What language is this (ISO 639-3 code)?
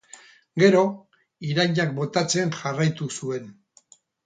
eus